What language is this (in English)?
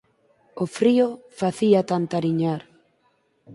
Galician